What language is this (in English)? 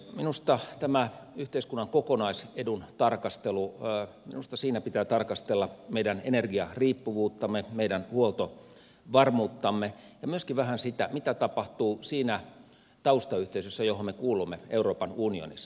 Finnish